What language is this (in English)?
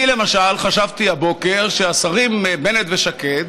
Hebrew